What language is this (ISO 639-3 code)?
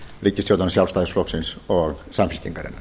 isl